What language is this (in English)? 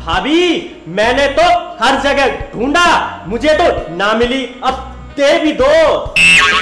Hindi